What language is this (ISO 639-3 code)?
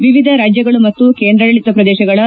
kan